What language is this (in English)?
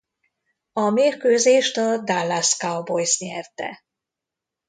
Hungarian